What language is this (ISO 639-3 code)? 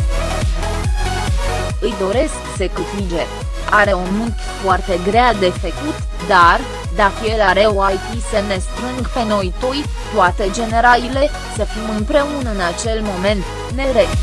ron